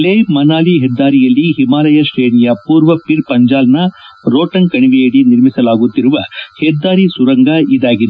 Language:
Kannada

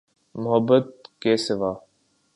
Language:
Urdu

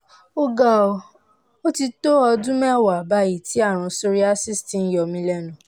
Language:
Yoruba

